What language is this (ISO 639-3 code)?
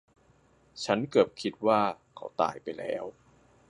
tha